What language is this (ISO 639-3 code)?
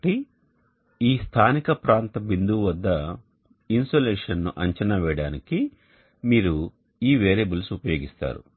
tel